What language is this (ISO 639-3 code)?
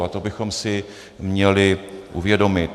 ces